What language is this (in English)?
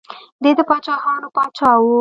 Pashto